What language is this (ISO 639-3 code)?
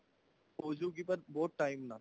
pan